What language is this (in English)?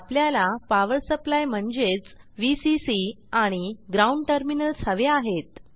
Marathi